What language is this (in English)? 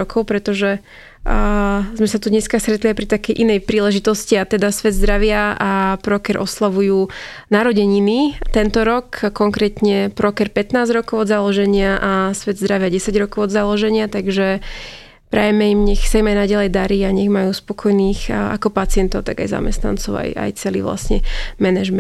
Slovak